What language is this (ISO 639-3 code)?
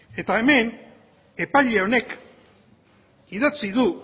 eus